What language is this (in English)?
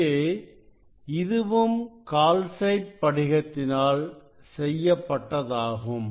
Tamil